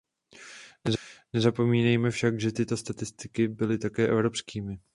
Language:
Czech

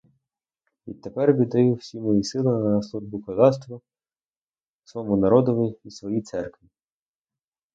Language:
Ukrainian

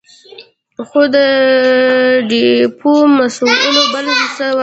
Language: Pashto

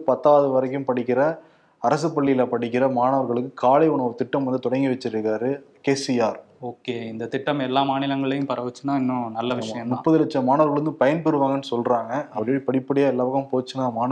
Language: Tamil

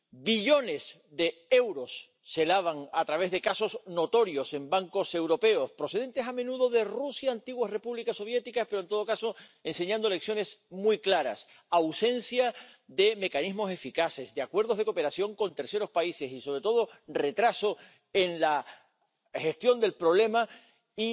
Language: Spanish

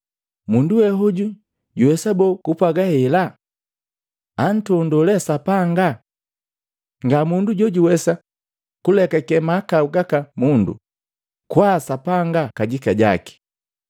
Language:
Matengo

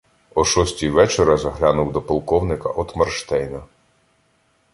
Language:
Ukrainian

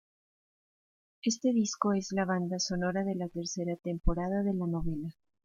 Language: Spanish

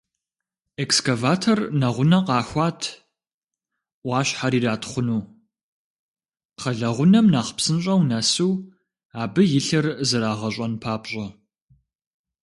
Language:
Kabardian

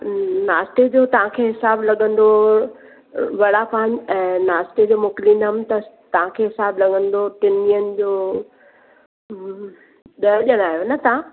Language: Sindhi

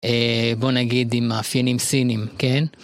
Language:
Hebrew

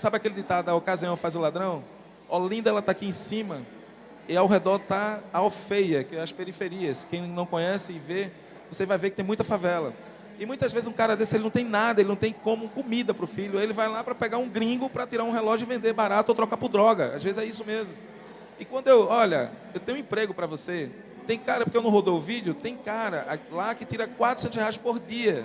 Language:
Portuguese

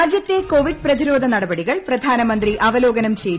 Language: Malayalam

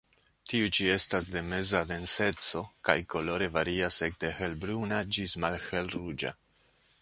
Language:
Esperanto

